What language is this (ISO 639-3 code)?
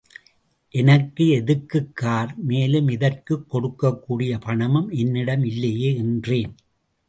tam